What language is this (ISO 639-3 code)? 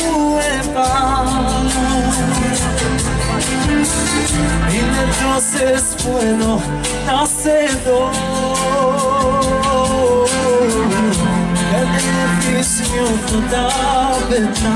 ron